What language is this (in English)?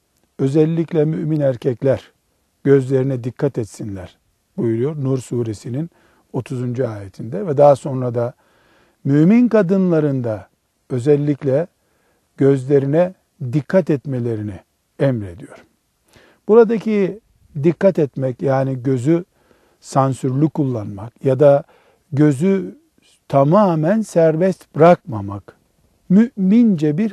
Turkish